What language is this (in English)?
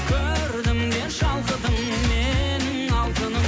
Kazakh